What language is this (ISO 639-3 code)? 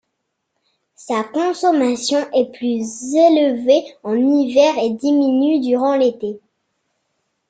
fra